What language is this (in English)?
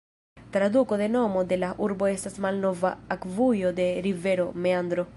Esperanto